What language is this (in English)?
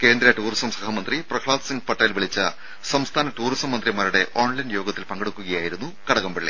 Malayalam